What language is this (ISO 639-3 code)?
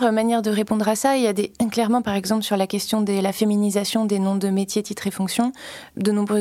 fra